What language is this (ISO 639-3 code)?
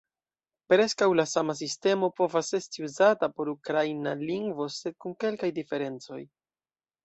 epo